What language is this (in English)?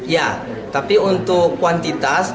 Indonesian